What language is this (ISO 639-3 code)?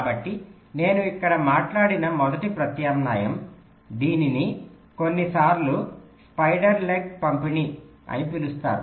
tel